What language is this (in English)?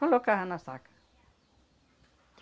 Portuguese